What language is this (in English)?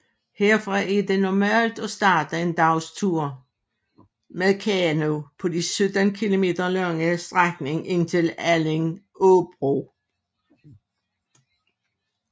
Danish